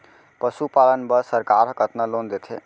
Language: Chhattisgarhi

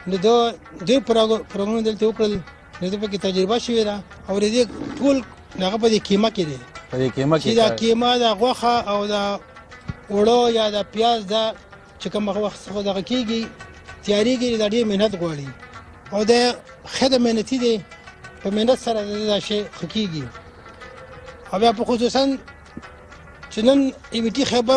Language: Portuguese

